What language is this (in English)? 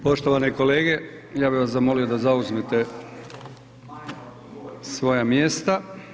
Croatian